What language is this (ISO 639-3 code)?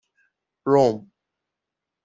fas